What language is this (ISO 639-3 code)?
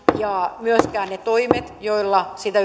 fin